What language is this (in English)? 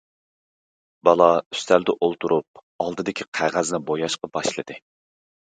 Uyghur